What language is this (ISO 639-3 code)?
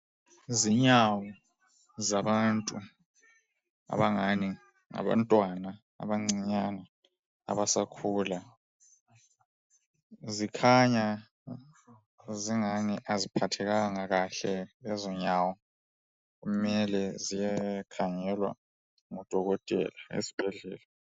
nde